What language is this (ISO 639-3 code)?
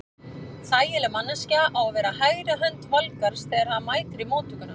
isl